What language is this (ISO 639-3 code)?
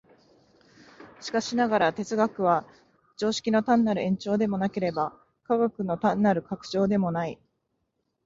jpn